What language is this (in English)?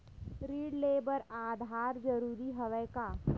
Chhattisgarhi